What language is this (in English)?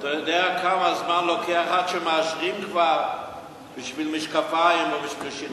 Hebrew